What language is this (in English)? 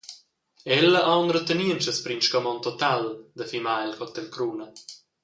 Romansh